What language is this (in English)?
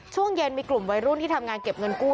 Thai